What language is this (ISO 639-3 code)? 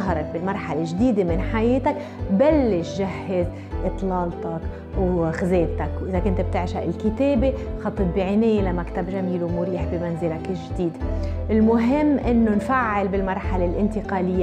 ara